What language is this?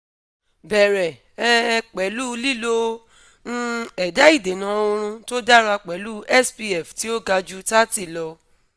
Yoruba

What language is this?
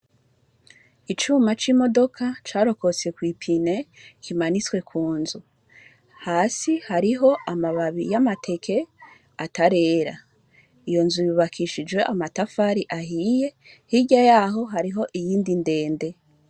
Rundi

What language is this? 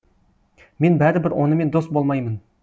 Kazakh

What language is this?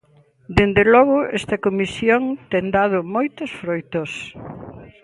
Galician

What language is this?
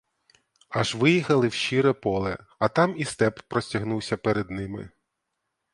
Ukrainian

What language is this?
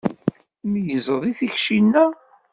Kabyle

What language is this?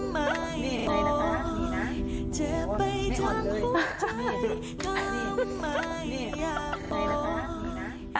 Thai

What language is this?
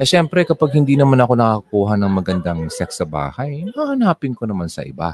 Filipino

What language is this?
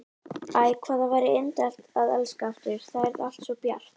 Icelandic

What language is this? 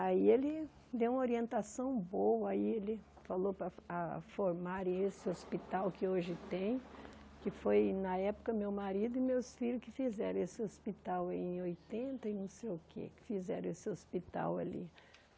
Portuguese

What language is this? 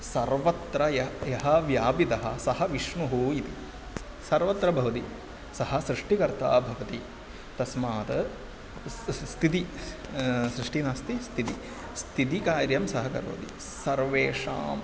Sanskrit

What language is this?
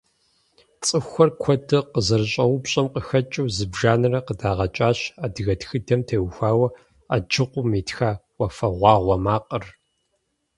Kabardian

